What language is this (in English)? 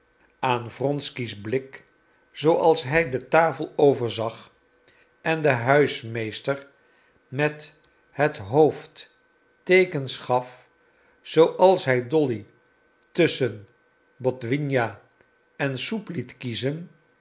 Dutch